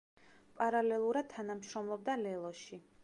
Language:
Georgian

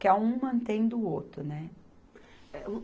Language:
Portuguese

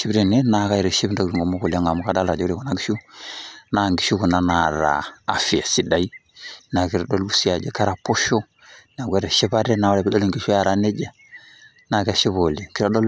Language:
Masai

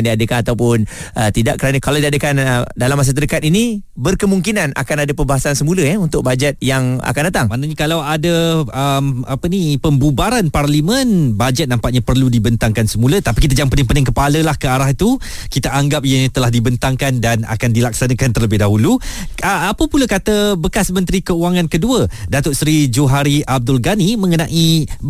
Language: Malay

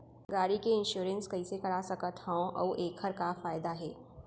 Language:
Chhattisgarhi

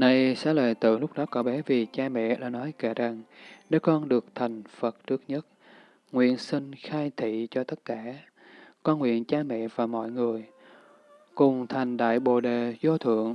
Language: Vietnamese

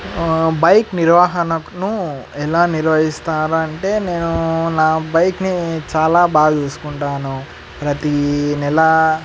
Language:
Telugu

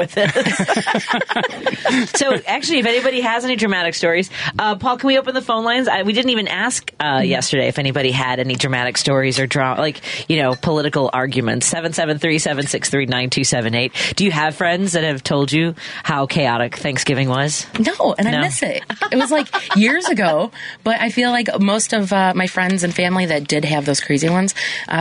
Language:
English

